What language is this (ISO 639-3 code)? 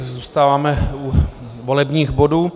ces